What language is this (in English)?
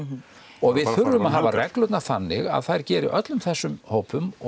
Icelandic